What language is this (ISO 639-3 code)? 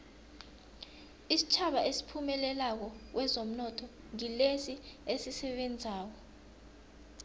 nbl